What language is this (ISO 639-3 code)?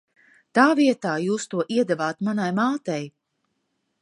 lav